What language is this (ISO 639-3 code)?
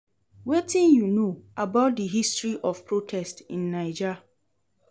pcm